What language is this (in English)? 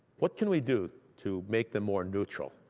English